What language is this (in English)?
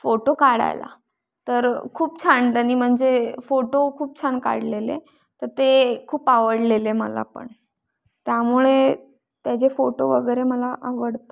Marathi